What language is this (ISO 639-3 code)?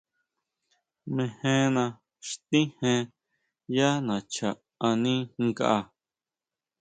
mau